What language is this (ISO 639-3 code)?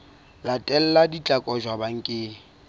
sot